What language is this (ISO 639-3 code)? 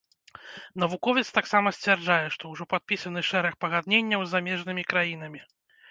bel